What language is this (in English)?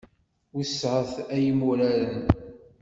Kabyle